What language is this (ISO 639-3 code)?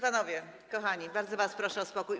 pol